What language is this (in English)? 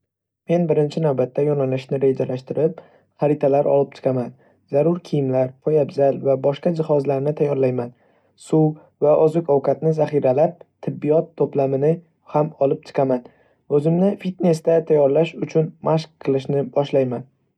Uzbek